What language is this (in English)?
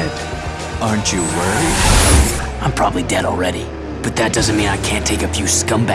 English